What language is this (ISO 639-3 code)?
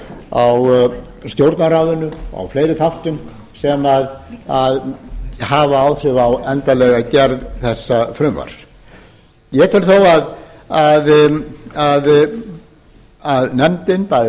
isl